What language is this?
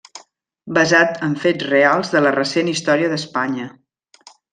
Catalan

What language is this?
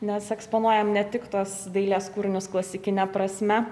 Lithuanian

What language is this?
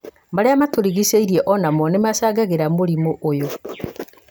Kikuyu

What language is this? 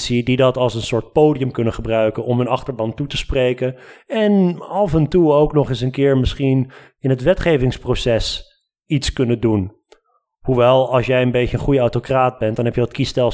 Dutch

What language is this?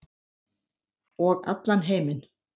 Icelandic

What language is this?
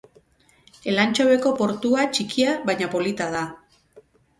Basque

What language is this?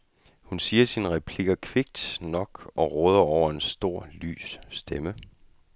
Danish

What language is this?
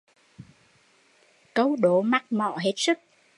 Vietnamese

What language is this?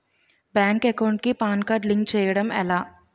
Telugu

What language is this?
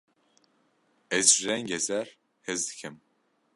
Kurdish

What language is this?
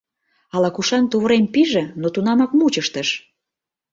Mari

